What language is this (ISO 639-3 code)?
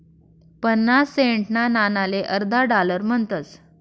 mar